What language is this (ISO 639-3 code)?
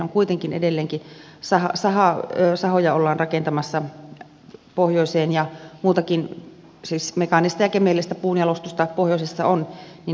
fin